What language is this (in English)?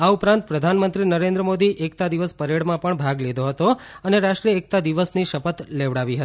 Gujarati